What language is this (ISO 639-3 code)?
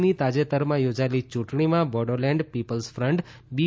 guj